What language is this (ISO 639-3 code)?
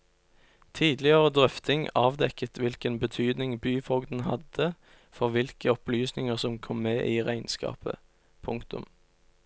nor